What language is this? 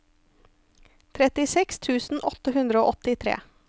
Norwegian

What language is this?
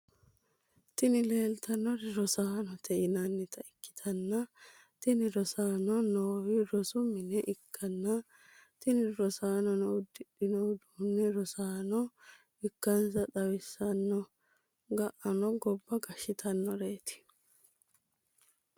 Sidamo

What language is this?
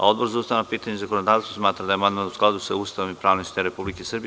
Serbian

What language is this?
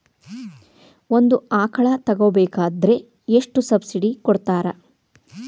Kannada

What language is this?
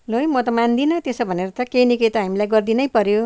Nepali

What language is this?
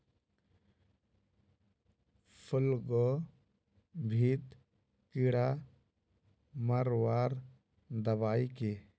Magahi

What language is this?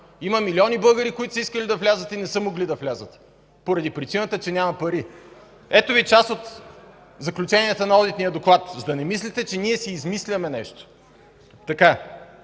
Bulgarian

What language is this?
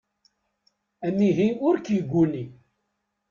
Kabyle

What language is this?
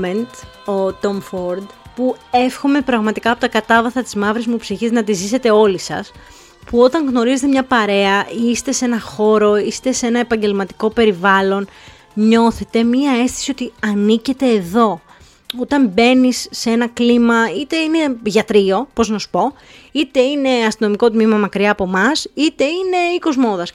Greek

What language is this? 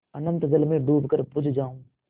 Hindi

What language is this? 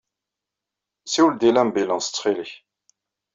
Kabyle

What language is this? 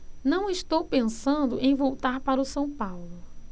Portuguese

